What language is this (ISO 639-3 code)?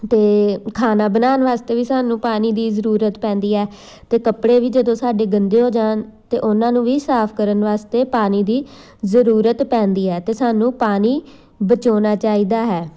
pan